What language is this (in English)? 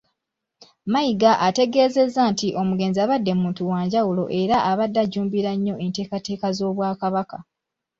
Ganda